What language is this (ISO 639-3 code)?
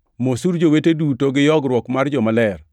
luo